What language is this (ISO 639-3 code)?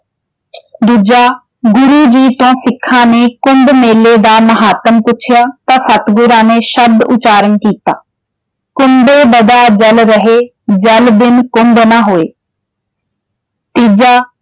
pan